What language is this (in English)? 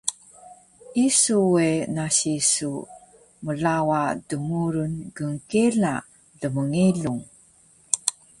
Taroko